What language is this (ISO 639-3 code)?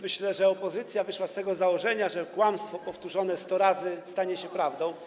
pol